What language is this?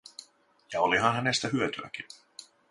Finnish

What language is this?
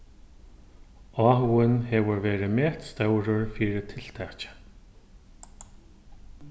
Faroese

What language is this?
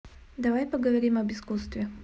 Russian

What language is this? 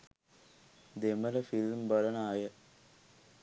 Sinhala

